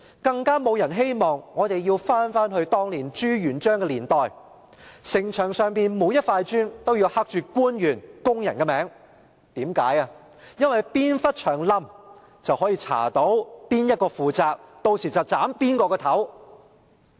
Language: Cantonese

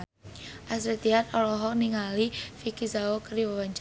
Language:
Sundanese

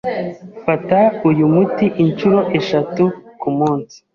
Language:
Kinyarwanda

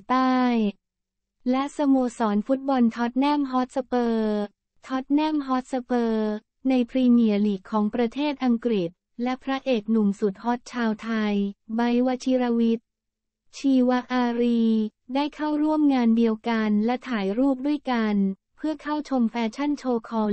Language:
Thai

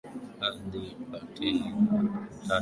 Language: Swahili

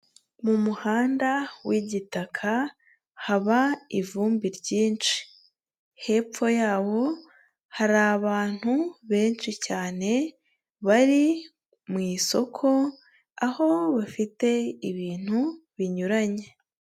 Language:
Kinyarwanda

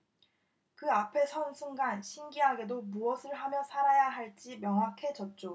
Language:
Korean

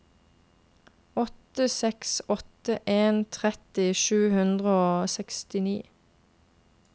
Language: Norwegian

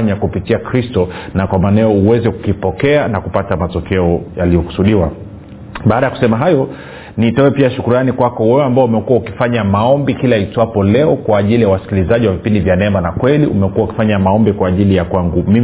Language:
Swahili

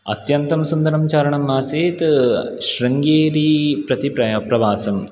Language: Sanskrit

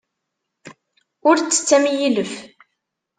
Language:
Kabyle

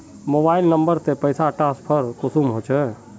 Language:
Magahi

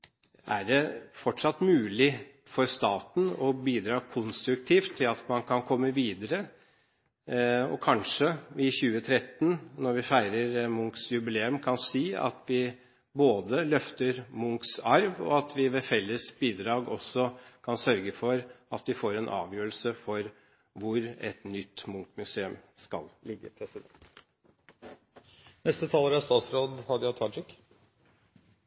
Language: Norwegian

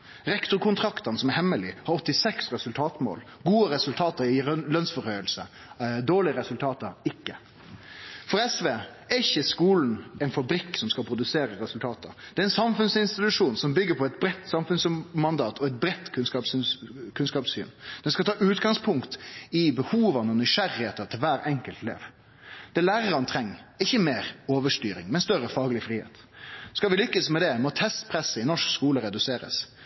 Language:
Norwegian Nynorsk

